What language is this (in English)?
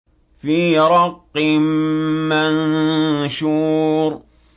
Arabic